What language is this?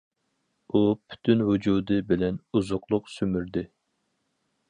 Uyghur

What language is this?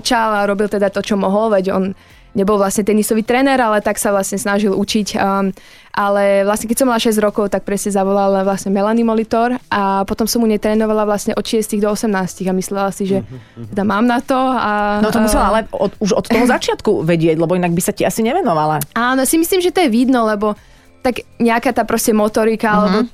Slovak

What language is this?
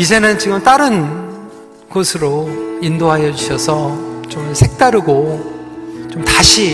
Korean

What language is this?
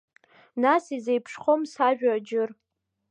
Abkhazian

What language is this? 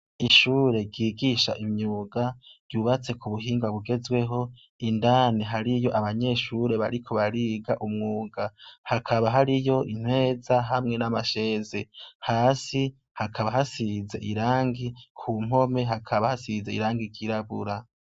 Rundi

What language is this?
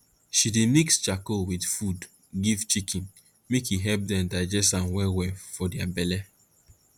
Nigerian Pidgin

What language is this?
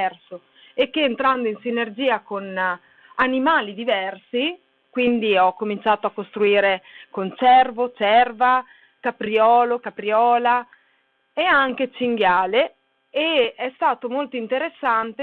Italian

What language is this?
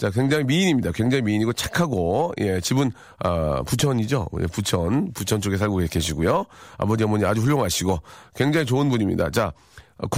Korean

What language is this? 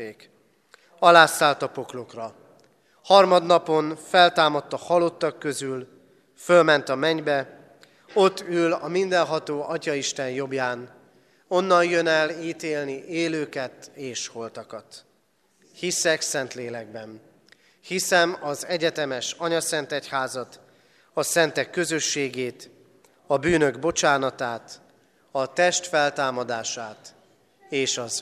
Hungarian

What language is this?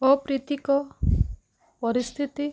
Odia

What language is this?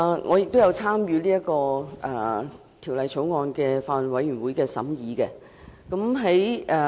Cantonese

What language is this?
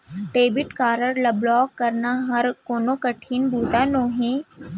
Chhattisgarhi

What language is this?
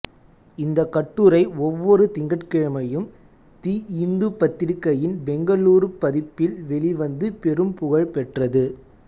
Tamil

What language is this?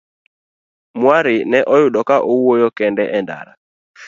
Luo (Kenya and Tanzania)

